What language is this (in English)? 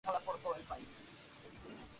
Spanish